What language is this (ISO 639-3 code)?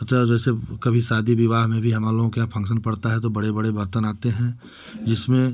hin